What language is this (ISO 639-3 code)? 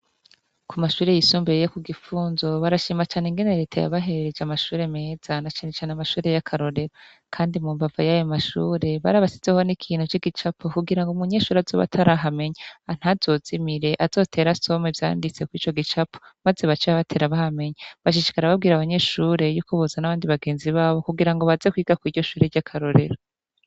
run